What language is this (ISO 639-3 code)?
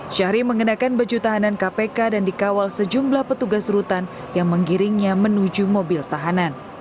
ind